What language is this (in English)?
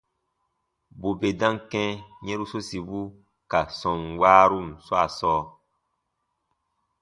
Baatonum